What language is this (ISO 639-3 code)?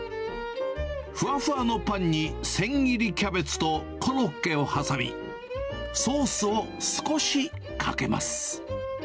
jpn